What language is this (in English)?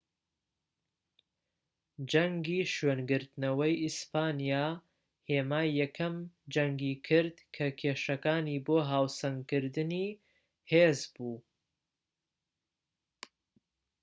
Central Kurdish